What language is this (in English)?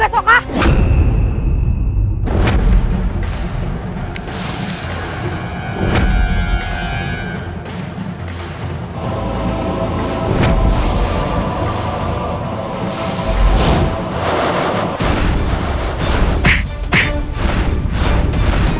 Indonesian